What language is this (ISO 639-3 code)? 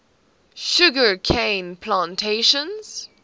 eng